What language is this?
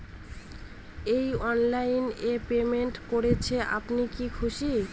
Bangla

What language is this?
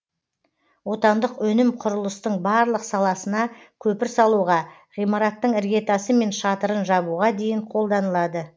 Kazakh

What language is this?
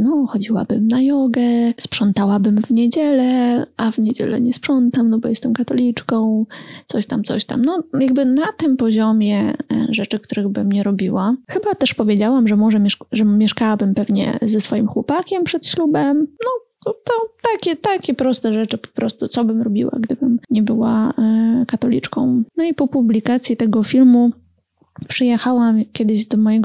Polish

